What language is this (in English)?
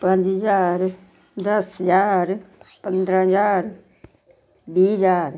Dogri